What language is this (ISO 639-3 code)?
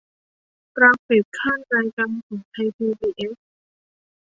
tha